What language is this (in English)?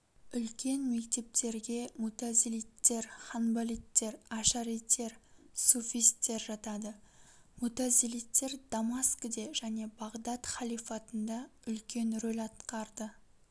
Kazakh